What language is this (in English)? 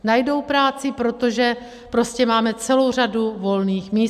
Czech